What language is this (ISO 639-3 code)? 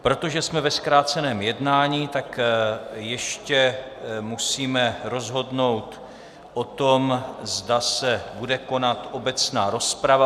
ces